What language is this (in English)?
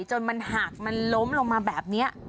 Thai